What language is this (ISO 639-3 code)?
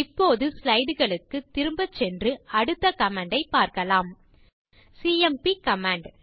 tam